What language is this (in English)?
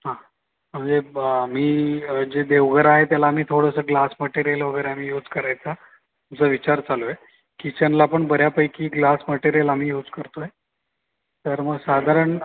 Marathi